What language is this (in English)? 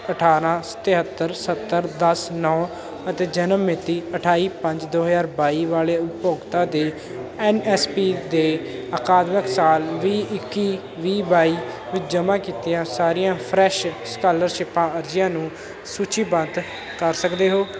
Punjabi